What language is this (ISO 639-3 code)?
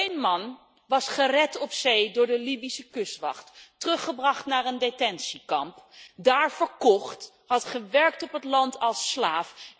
nld